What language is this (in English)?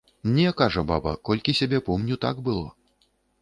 Belarusian